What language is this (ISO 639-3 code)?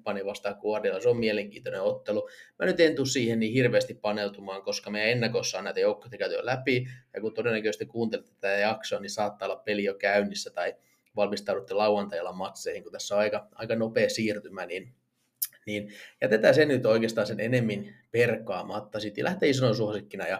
fin